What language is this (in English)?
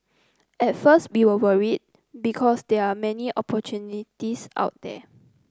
English